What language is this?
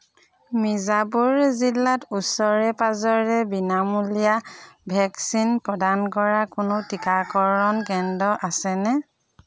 Assamese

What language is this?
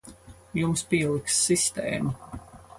Latvian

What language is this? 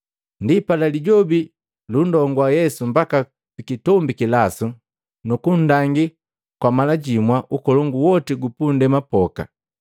Matengo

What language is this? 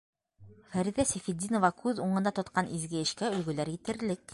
Bashkir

